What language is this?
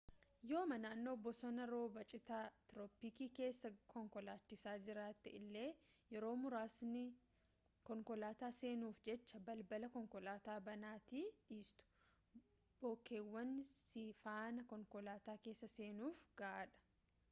Oromo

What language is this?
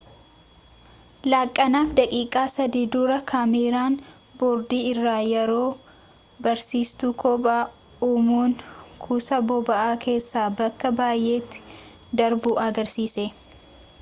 Oromo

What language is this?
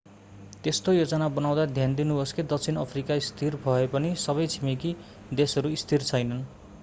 Nepali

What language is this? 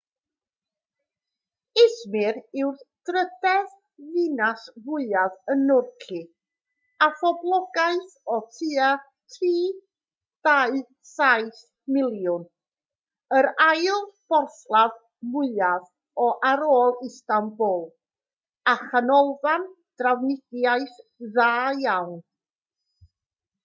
Welsh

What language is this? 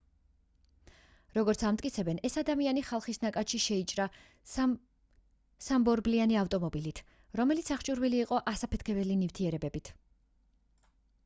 Georgian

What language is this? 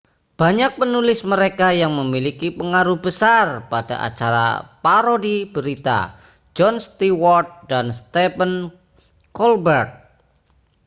Indonesian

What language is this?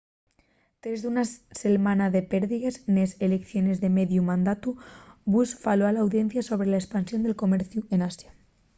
Asturian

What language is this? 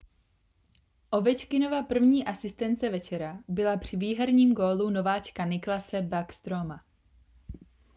Czech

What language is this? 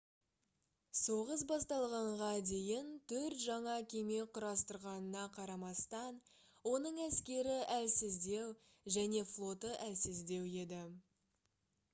Kazakh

